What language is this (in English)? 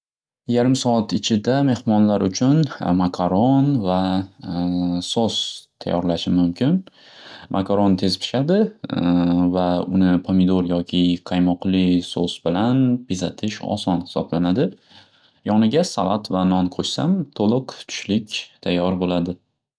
Uzbek